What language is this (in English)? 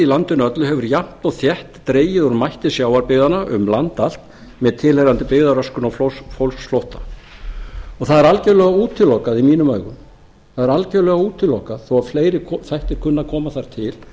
Icelandic